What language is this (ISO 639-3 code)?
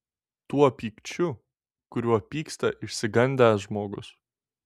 lit